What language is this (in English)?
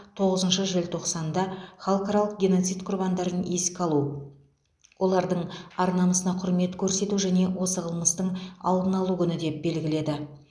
Kazakh